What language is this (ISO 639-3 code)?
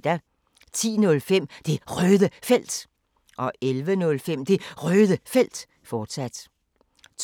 dan